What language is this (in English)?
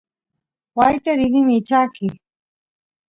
Santiago del Estero Quichua